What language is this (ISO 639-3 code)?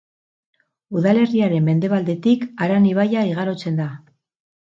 eus